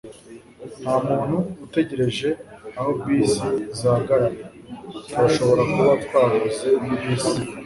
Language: Kinyarwanda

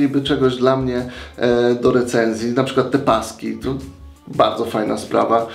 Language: Polish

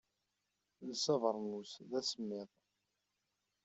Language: Kabyle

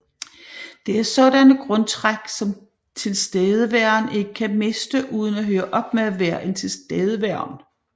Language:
Danish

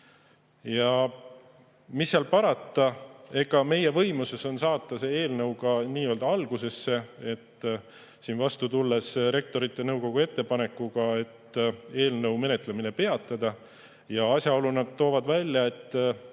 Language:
Estonian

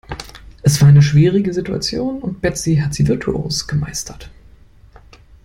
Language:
German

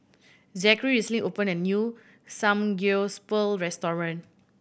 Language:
English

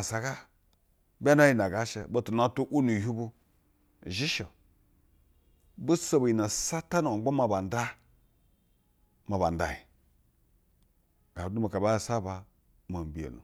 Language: Basa (Nigeria)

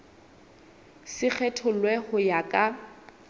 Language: Southern Sotho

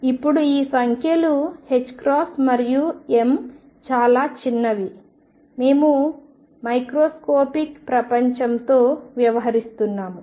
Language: Telugu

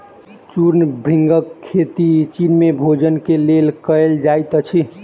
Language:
Maithili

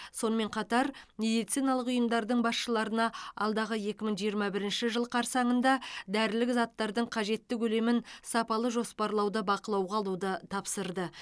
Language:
Kazakh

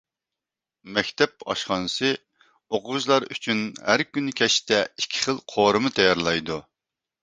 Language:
Uyghur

